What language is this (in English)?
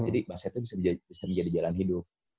Indonesian